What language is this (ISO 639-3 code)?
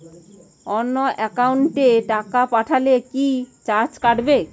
ben